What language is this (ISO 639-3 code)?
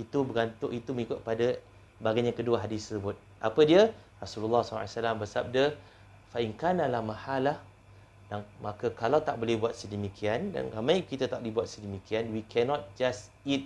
msa